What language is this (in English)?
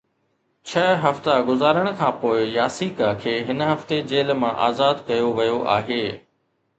Sindhi